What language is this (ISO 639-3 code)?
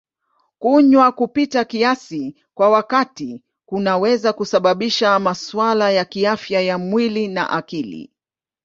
swa